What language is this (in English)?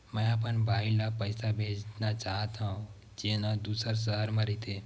Chhattisgarhi